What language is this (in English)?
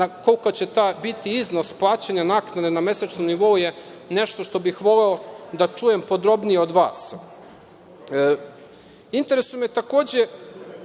Serbian